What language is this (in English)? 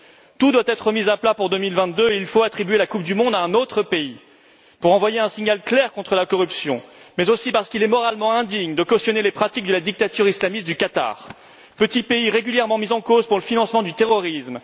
French